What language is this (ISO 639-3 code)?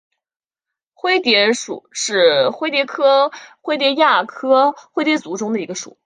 zho